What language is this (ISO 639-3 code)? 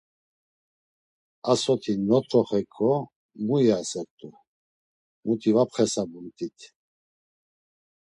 lzz